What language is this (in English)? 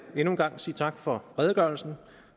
Danish